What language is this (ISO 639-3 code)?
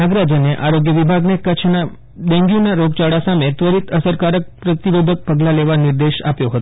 guj